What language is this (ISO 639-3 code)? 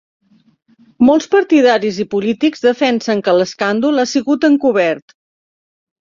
cat